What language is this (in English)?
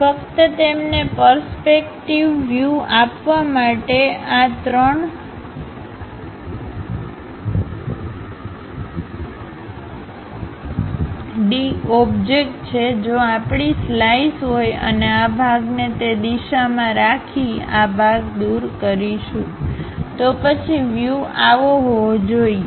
Gujarati